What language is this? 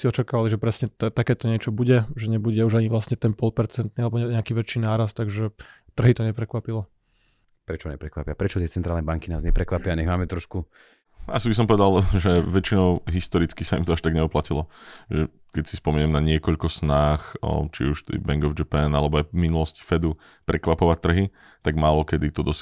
Slovak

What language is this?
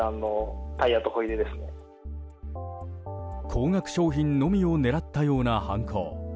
Japanese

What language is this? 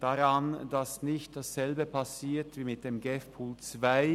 Swiss German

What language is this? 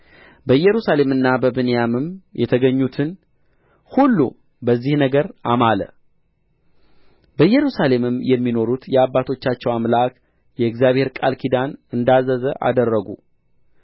Amharic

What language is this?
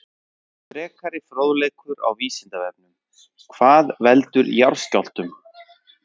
Icelandic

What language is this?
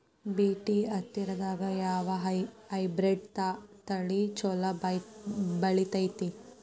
Kannada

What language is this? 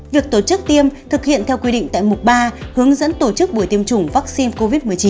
Vietnamese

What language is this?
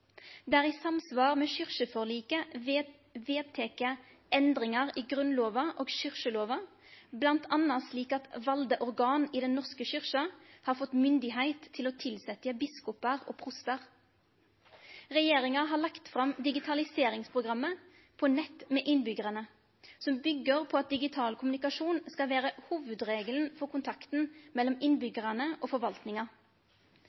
Norwegian Nynorsk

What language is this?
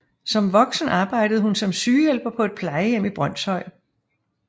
Danish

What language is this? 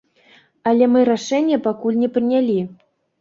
Belarusian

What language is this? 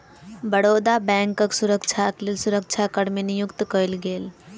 Maithili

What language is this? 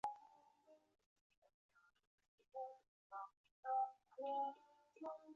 Chinese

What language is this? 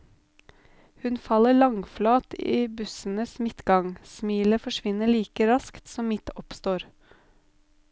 Norwegian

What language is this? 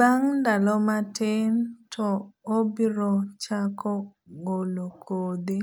Luo (Kenya and Tanzania)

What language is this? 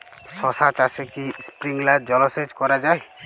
Bangla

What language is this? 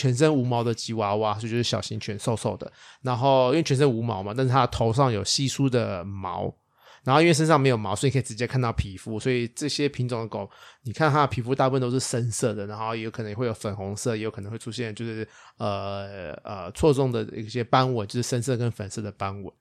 Chinese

